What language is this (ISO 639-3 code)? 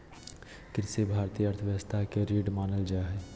mag